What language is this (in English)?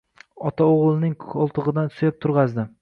Uzbek